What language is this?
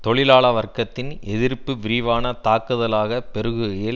Tamil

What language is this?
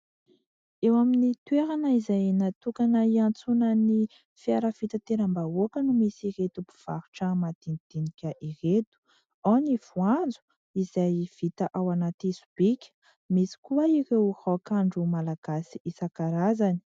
Malagasy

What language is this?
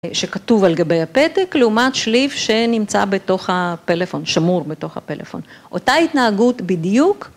Hebrew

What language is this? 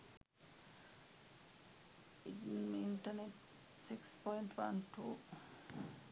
Sinhala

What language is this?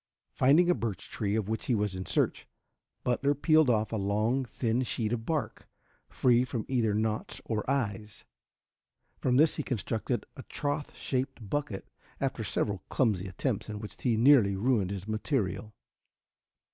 English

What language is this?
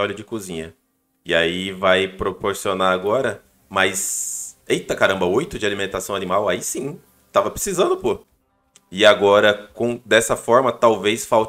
Portuguese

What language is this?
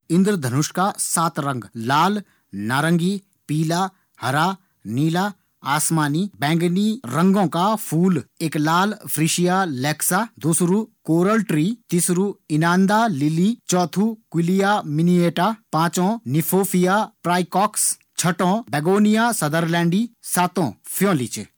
Garhwali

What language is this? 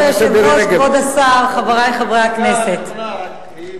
Hebrew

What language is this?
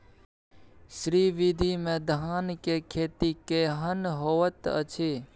Maithili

